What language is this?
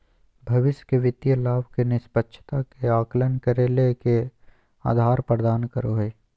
Magahi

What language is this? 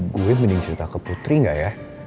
Indonesian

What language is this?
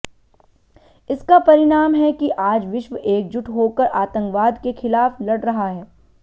Hindi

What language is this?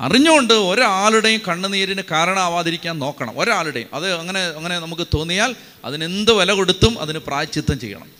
Malayalam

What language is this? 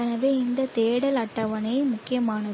Tamil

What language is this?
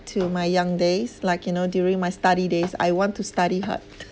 English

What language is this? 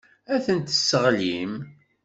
Kabyle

